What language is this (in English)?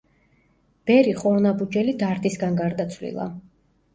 Georgian